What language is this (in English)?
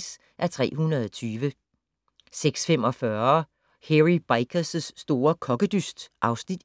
Danish